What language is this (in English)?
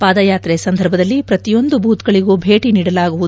Kannada